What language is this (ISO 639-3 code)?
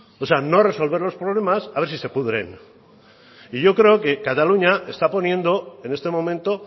spa